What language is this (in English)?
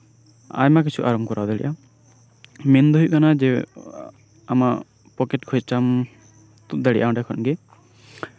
Santali